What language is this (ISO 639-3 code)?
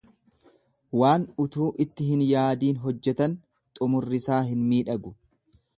orm